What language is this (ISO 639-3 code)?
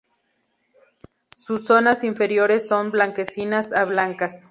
spa